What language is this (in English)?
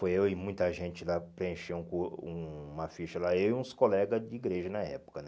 Portuguese